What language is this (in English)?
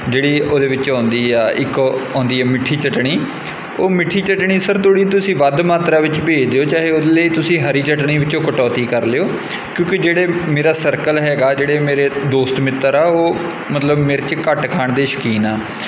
Punjabi